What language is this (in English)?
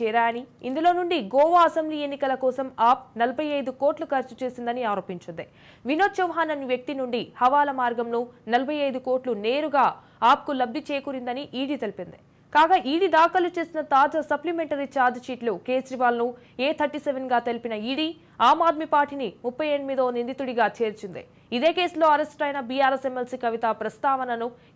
Telugu